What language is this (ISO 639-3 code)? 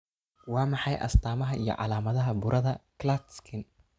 som